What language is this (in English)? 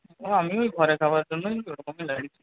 Bangla